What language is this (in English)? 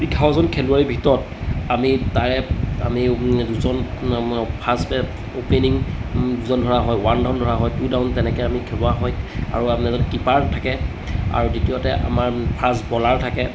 Assamese